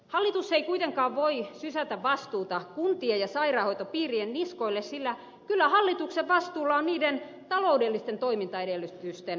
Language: Finnish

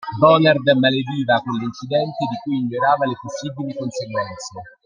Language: Italian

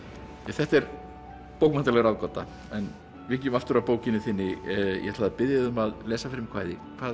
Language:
Icelandic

